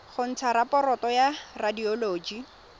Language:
Tswana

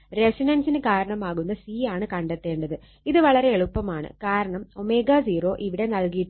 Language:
Malayalam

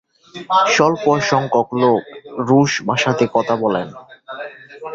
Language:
Bangla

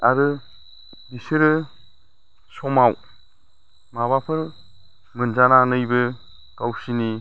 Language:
Bodo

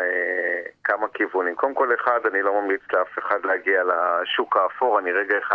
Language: Hebrew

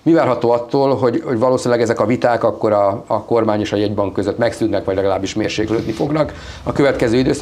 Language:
Hungarian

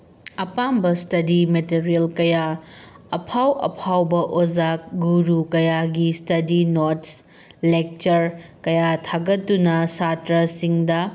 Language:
Manipuri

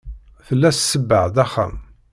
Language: Kabyle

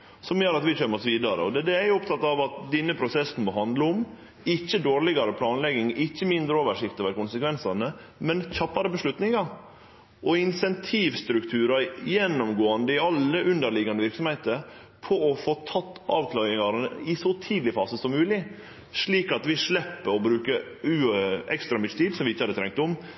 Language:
Norwegian Nynorsk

